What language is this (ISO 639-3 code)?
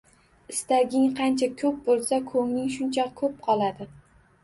uzb